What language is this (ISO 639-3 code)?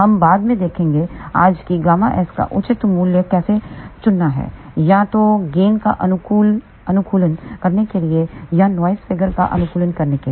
hin